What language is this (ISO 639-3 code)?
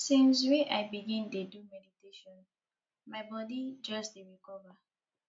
pcm